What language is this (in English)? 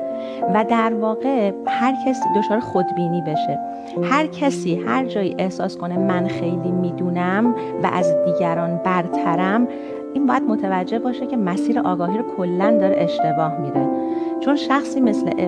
Persian